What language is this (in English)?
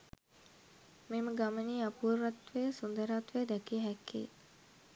Sinhala